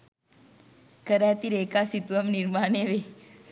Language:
Sinhala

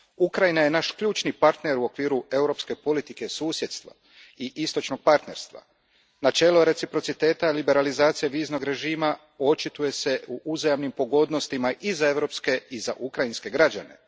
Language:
Croatian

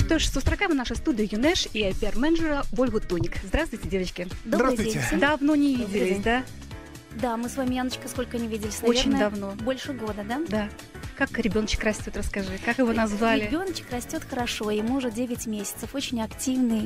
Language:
Russian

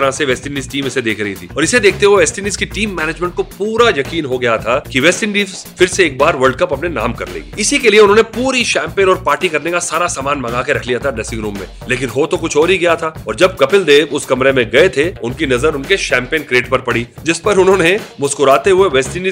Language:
Hindi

